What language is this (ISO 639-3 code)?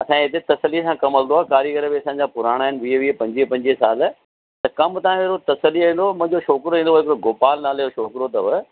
snd